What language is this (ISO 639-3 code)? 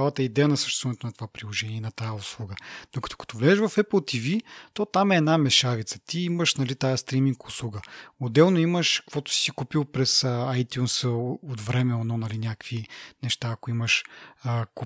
bul